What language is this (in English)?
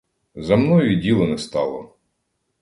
Ukrainian